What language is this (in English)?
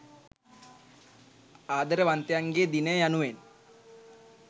Sinhala